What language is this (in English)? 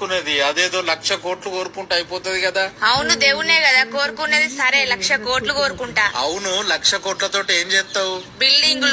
Telugu